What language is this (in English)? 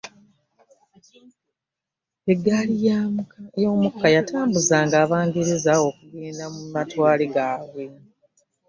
Ganda